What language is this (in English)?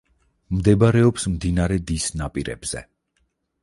Georgian